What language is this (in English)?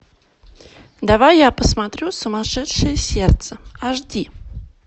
Russian